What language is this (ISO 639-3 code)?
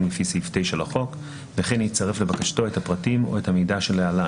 heb